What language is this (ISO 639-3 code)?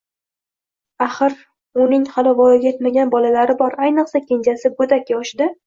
uzb